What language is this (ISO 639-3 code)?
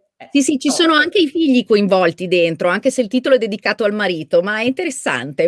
ita